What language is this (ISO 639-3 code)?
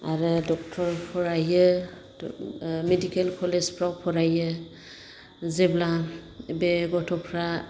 brx